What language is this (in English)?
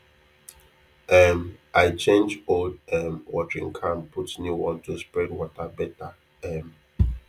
Nigerian Pidgin